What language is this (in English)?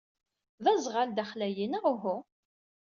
Kabyle